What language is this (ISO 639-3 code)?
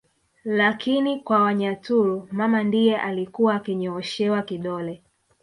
swa